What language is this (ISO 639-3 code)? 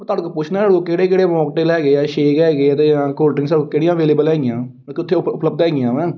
pan